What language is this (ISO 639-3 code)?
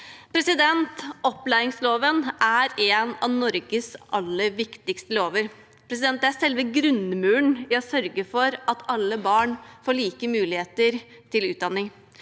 nor